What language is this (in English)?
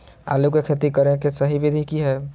Magahi